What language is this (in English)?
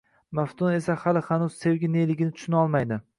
Uzbek